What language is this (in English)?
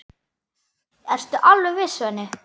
Icelandic